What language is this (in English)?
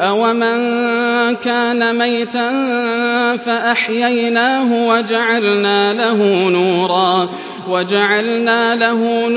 Arabic